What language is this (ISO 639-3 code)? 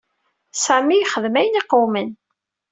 kab